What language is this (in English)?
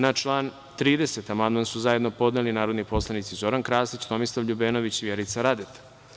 Serbian